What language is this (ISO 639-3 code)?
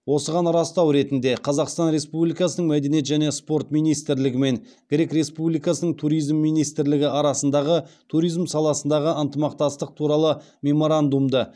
kaz